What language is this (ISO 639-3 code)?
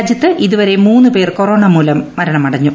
mal